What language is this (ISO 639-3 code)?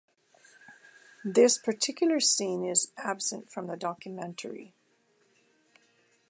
eng